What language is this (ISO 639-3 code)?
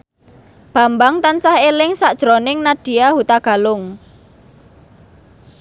jav